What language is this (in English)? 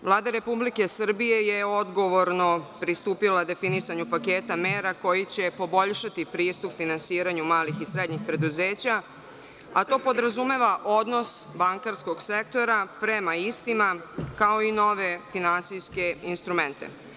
Serbian